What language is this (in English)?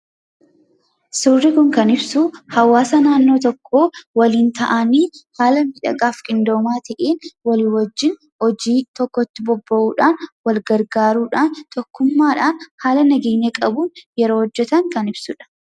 Oromo